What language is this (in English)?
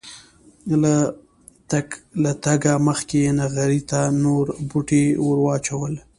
Pashto